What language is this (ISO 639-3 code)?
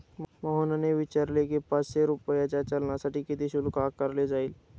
mar